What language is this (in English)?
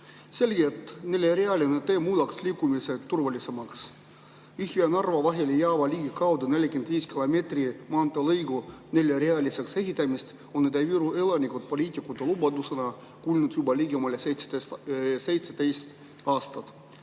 Estonian